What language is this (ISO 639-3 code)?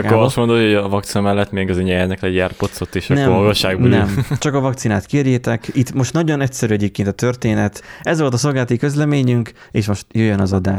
hun